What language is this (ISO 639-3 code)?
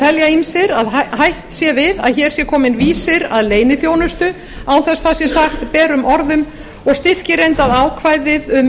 isl